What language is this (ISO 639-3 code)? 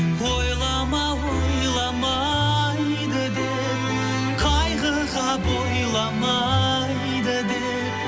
kaz